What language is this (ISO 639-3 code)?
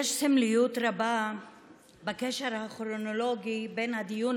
heb